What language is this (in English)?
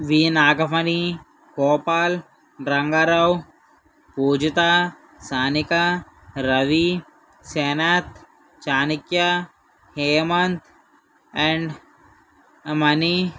Telugu